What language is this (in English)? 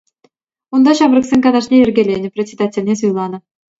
Chuvash